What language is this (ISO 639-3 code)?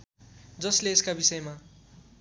nep